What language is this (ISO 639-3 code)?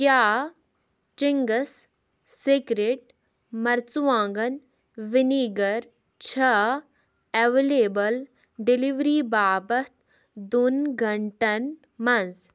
kas